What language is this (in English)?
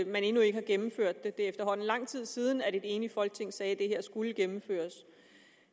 Danish